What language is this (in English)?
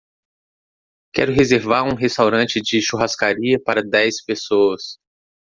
Portuguese